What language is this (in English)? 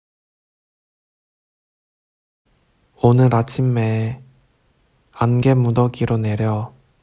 Korean